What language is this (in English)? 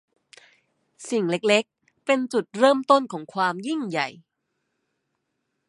Thai